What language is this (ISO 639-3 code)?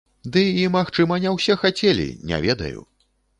bel